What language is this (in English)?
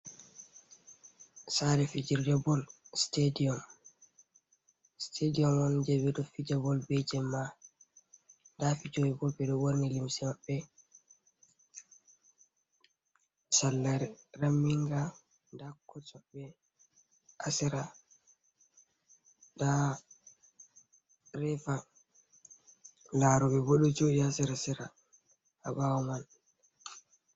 Fula